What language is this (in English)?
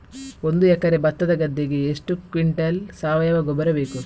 Kannada